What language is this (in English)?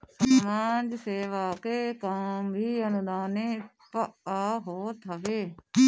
Bhojpuri